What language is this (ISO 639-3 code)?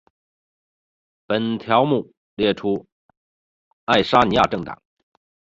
zho